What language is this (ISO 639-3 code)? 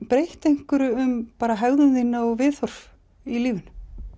isl